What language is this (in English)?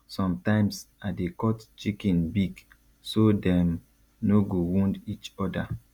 Nigerian Pidgin